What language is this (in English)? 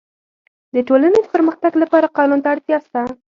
Pashto